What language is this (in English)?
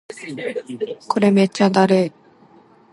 Japanese